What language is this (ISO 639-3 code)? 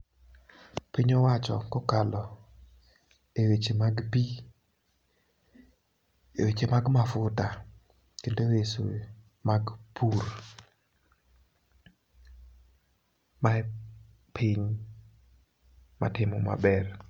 luo